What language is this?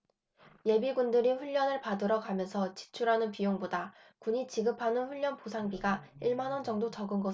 Korean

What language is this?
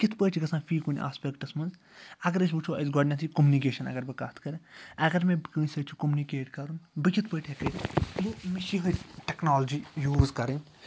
Kashmiri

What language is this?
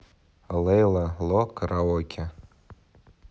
Russian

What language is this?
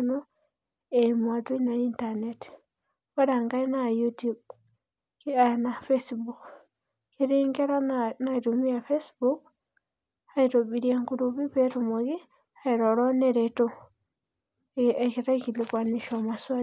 Masai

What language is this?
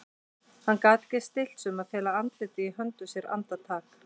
Icelandic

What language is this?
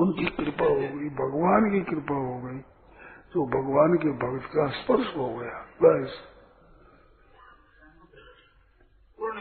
Hindi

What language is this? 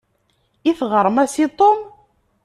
Kabyle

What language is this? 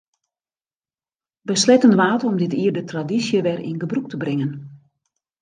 Western Frisian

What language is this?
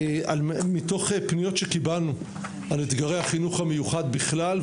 Hebrew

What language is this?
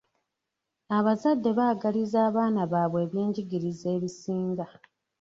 Ganda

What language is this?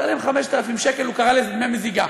Hebrew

